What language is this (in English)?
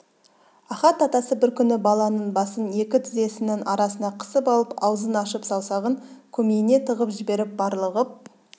Kazakh